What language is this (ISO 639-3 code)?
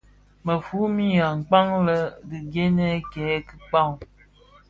ksf